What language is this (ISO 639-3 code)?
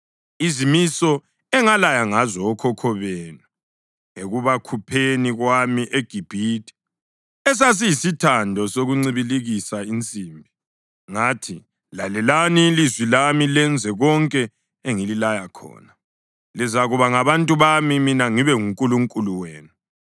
nde